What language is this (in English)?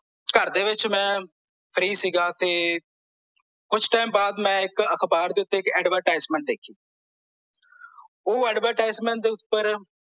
Punjabi